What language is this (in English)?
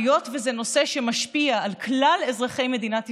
Hebrew